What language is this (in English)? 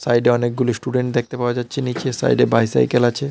Bangla